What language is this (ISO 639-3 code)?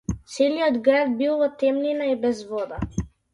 mkd